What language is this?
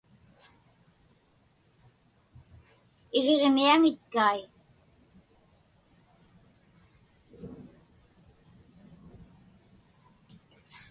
Inupiaq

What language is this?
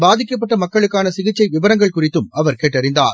Tamil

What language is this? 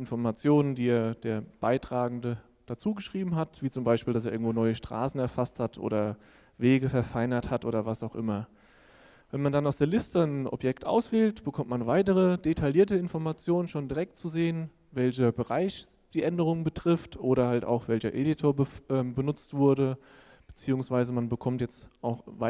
German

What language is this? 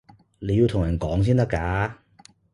Cantonese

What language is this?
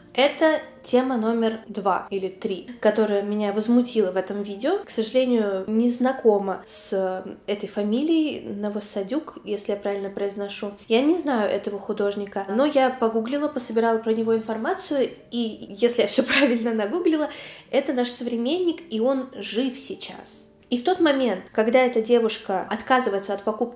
Russian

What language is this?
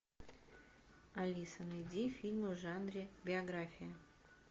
Russian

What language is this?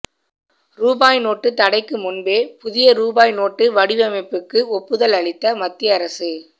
Tamil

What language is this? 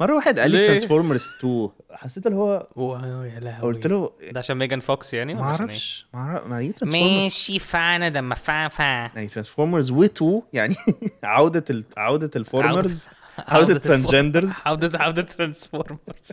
Arabic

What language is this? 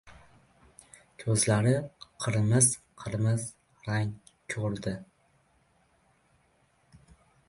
Uzbek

